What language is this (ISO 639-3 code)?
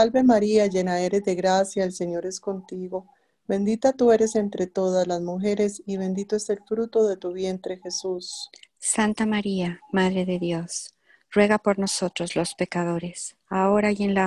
spa